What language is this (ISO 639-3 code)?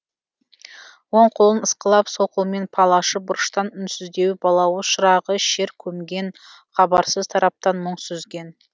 kaz